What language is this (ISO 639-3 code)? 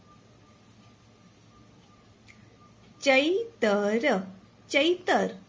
guj